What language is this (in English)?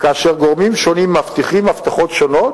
Hebrew